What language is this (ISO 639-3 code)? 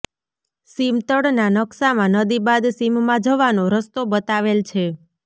guj